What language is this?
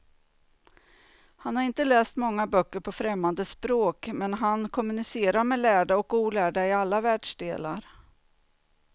Swedish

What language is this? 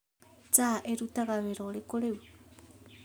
Kikuyu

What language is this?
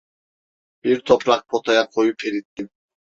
Turkish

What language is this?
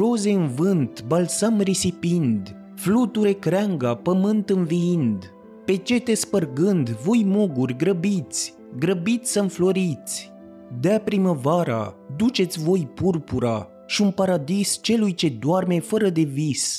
Romanian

